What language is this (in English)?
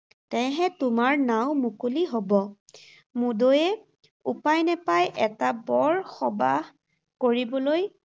Assamese